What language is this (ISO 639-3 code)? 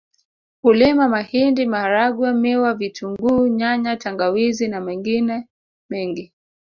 swa